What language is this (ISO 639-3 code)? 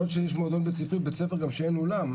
heb